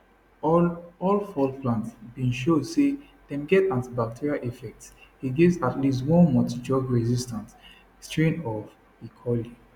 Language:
Nigerian Pidgin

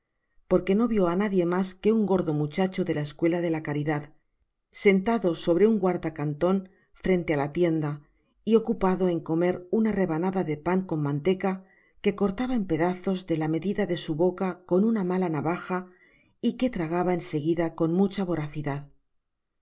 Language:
Spanish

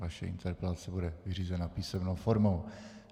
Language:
Czech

